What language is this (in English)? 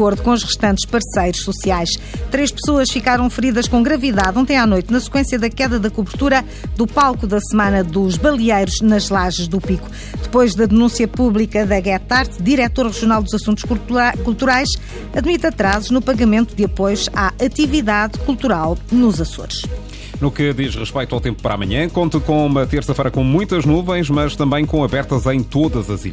Portuguese